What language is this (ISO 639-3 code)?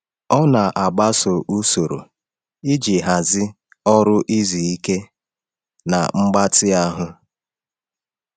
ibo